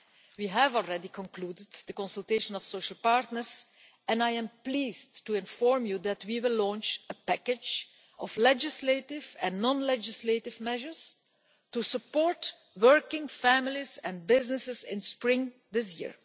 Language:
English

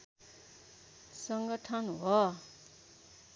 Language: Nepali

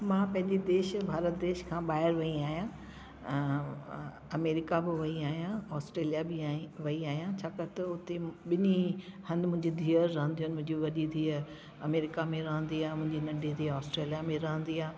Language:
Sindhi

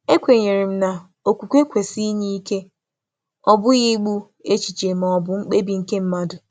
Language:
Igbo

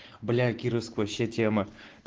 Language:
Russian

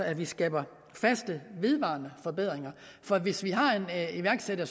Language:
Danish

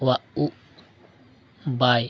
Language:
Santali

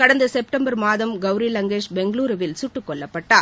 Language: Tamil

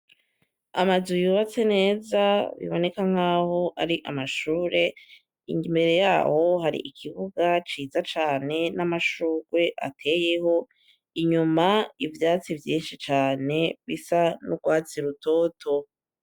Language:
Rundi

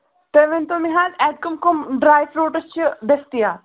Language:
Kashmiri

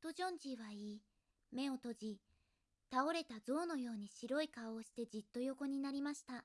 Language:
Japanese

